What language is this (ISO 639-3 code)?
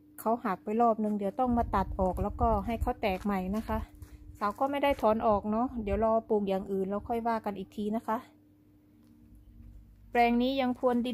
tha